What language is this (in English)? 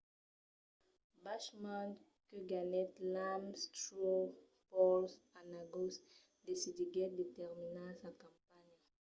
Occitan